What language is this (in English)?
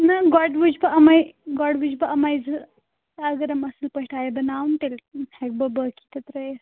Kashmiri